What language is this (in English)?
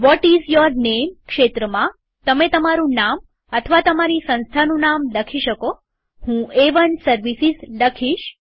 Gujarati